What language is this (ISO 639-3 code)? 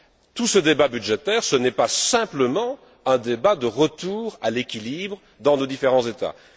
fra